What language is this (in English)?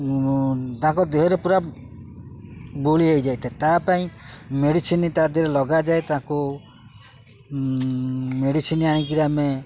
Odia